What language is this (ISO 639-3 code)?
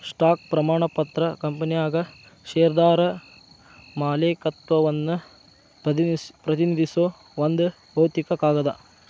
kan